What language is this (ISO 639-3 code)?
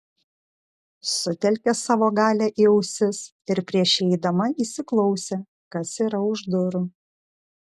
lit